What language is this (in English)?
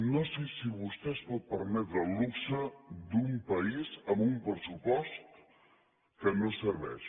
Catalan